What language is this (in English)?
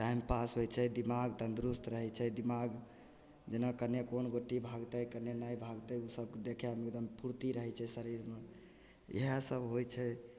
Maithili